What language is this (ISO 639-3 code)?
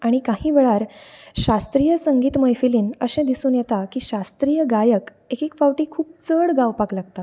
kok